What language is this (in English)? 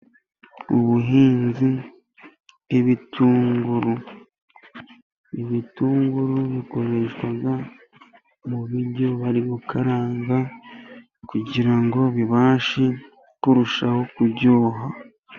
Kinyarwanda